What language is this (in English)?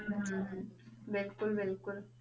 Punjabi